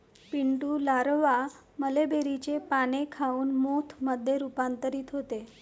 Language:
Marathi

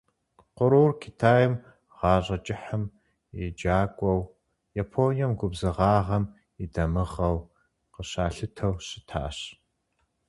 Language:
Kabardian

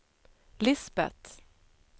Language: Swedish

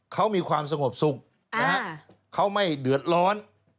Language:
Thai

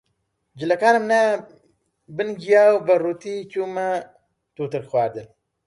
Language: Central Kurdish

